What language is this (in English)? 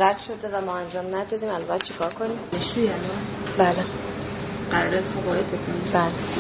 Persian